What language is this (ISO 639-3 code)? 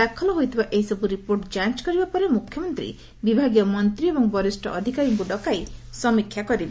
ori